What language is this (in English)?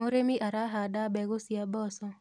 Kikuyu